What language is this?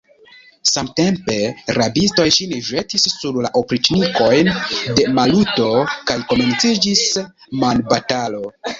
Esperanto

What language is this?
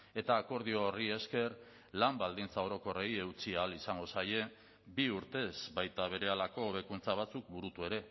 Basque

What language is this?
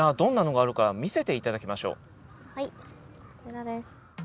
Japanese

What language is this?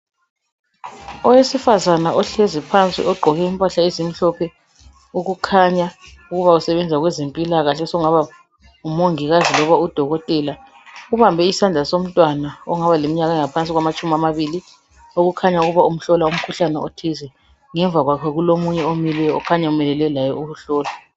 North Ndebele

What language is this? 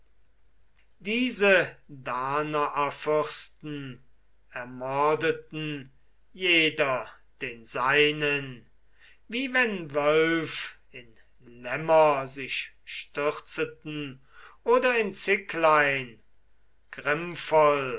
German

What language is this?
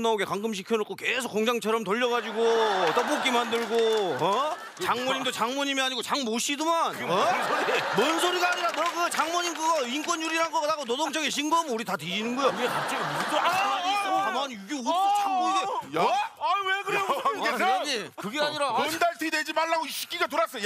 Korean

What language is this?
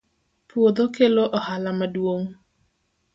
Luo (Kenya and Tanzania)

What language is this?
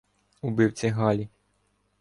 Ukrainian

